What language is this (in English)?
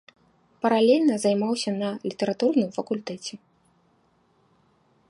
Belarusian